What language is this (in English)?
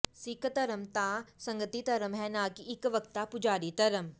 Punjabi